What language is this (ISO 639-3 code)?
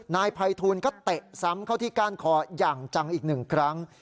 tha